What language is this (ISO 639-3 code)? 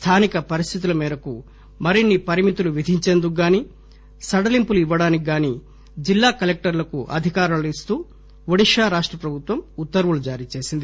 tel